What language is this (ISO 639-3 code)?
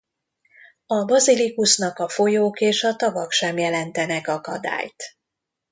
hun